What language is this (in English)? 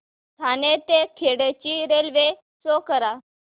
Marathi